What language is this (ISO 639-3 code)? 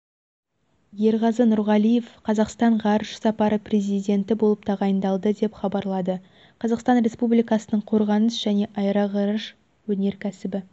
kaz